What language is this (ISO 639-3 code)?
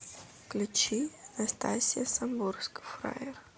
rus